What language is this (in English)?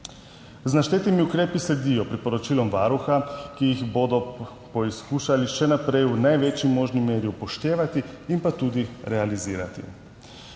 Slovenian